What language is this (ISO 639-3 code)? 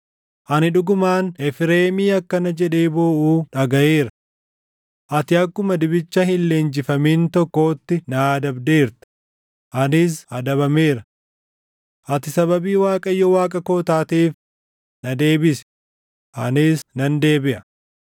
orm